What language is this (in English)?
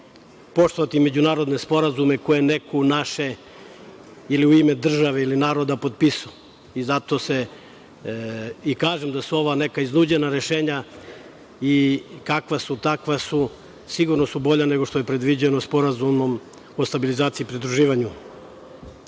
Serbian